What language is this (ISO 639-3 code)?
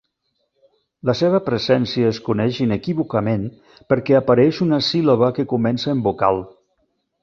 cat